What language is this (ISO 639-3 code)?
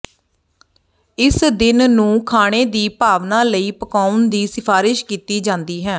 pan